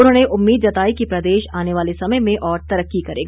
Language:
Hindi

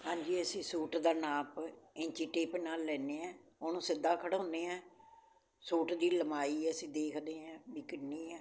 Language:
Punjabi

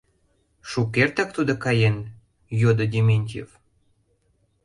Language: Mari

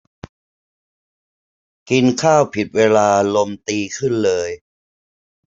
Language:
Thai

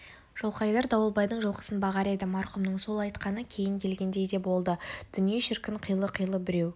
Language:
Kazakh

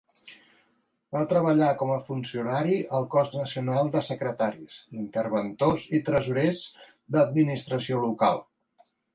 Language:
Catalan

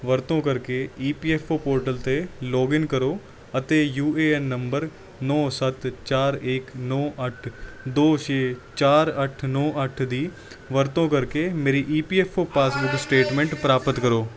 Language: Punjabi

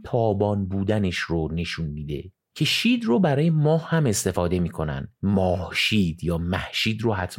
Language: Persian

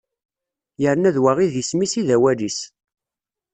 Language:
Kabyle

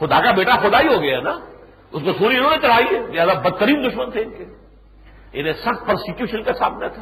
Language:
Urdu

